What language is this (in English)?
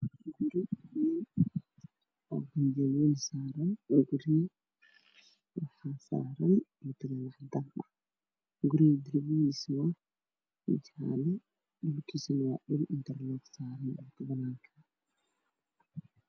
Somali